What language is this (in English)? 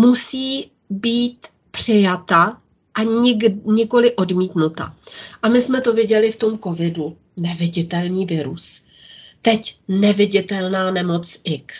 Czech